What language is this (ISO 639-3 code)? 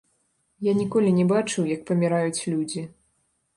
bel